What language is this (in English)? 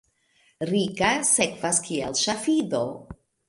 Esperanto